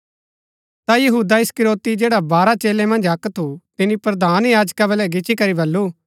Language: Gaddi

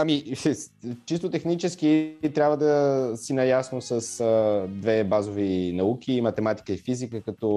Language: Bulgarian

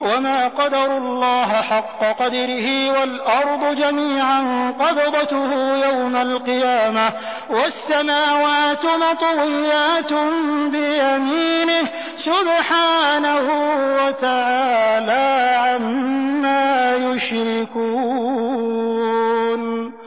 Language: Arabic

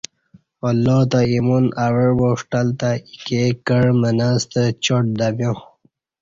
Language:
Kati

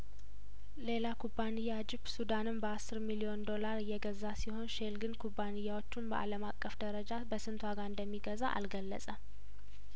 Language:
Amharic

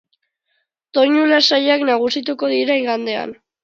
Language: Basque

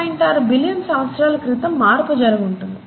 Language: Telugu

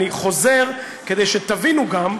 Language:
Hebrew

